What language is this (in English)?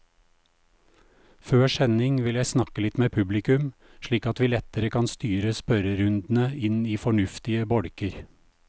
Norwegian